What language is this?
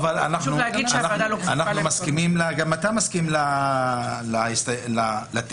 Hebrew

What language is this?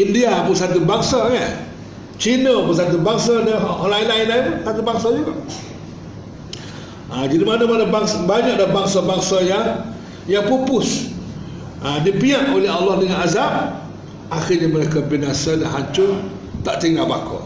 Malay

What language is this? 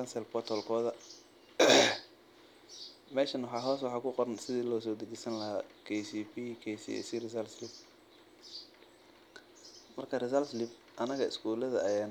Somali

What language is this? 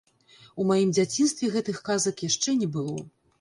Belarusian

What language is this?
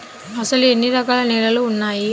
Telugu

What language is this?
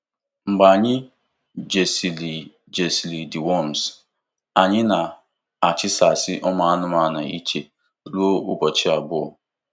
Igbo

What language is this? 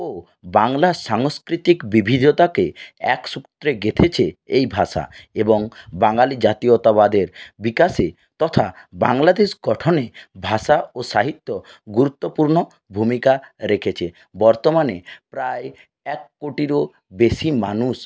Bangla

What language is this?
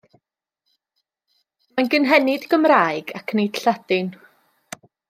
Welsh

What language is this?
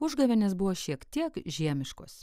Lithuanian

